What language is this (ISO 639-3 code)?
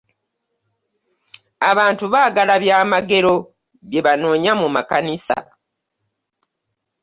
lug